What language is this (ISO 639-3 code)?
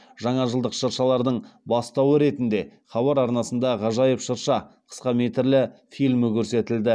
kaz